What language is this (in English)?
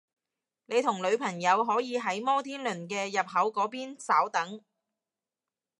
Cantonese